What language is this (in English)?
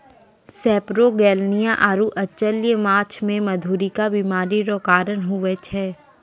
Maithili